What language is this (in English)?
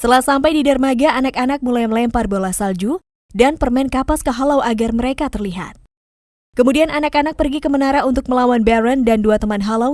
Indonesian